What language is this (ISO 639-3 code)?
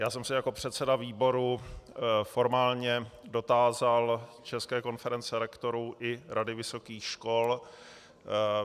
ces